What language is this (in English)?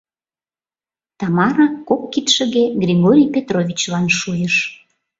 Mari